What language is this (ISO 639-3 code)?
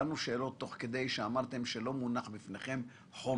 heb